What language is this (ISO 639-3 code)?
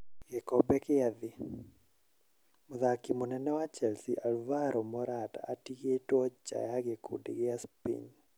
kik